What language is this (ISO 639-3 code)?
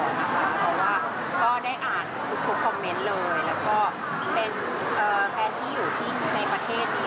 tha